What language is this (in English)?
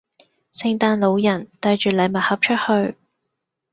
Cantonese